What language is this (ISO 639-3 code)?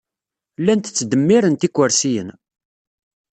kab